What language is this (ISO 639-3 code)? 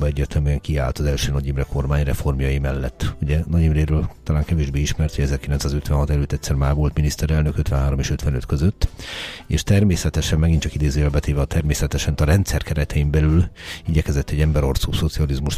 hun